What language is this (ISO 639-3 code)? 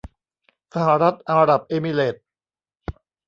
tha